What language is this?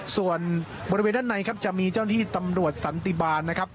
Thai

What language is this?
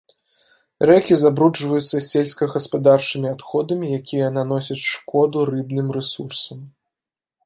Belarusian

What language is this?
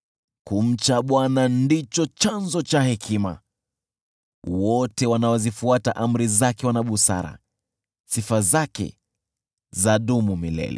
Swahili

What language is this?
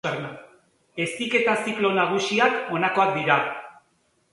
Basque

